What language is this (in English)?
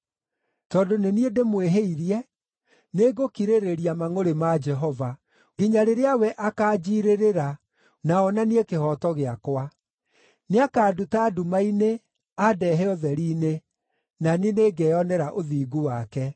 Kikuyu